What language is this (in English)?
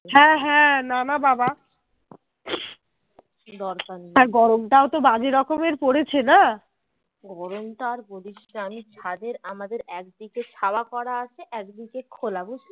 Bangla